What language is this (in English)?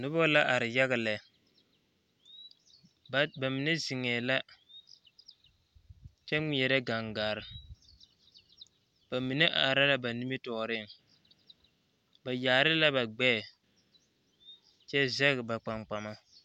Southern Dagaare